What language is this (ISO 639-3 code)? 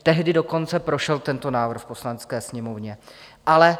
ces